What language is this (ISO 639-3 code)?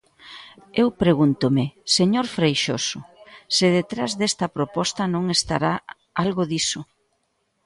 glg